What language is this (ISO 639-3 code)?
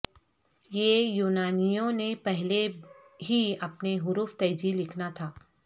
urd